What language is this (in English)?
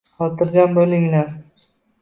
Uzbek